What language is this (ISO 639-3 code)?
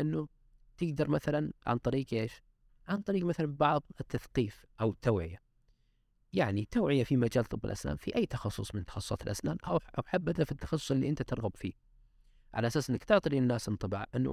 ara